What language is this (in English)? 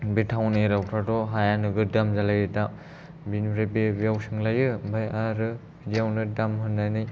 Bodo